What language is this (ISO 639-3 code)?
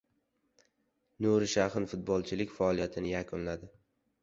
uzb